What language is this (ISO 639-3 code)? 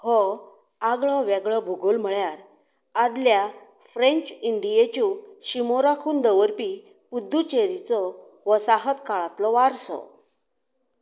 kok